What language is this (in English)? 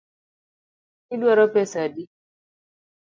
Luo (Kenya and Tanzania)